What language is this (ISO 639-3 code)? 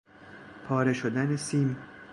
fas